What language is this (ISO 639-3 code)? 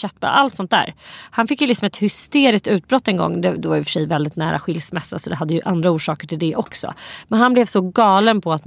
swe